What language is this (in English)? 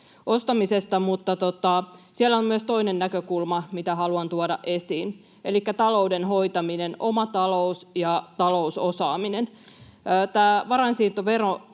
Finnish